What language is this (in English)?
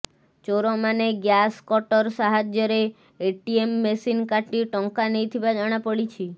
Odia